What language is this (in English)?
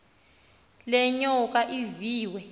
Xhosa